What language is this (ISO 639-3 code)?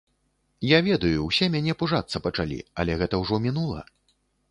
bel